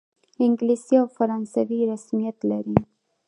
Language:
Pashto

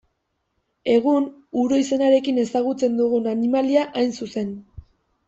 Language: Basque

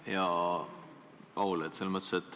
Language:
Estonian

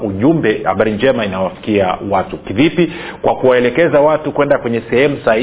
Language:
Swahili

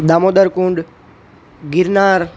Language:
Gujarati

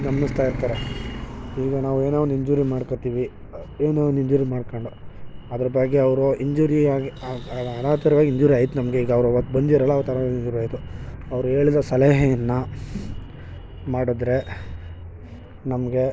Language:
Kannada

